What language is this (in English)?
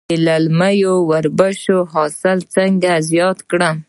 Pashto